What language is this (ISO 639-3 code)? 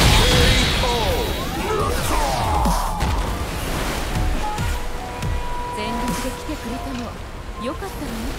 jpn